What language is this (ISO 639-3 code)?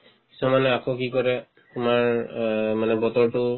asm